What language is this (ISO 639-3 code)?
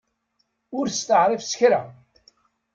kab